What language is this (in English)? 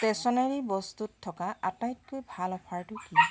Assamese